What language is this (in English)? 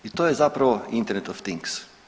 Croatian